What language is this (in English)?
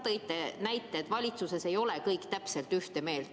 Estonian